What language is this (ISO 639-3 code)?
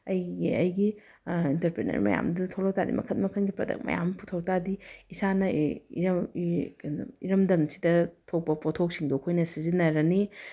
mni